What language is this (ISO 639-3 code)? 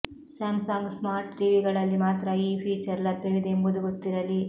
kan